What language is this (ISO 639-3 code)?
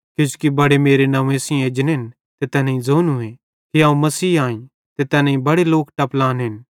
bhd